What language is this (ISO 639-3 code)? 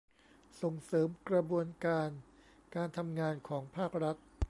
tha